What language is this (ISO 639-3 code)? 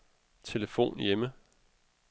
dan